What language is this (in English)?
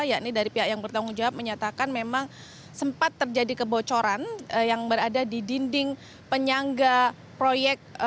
Indonesian